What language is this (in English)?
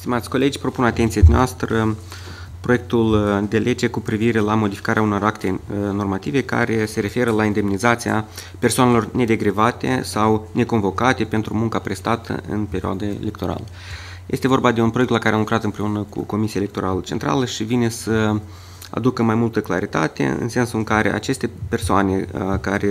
Romanian